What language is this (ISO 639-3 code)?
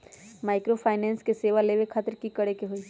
mag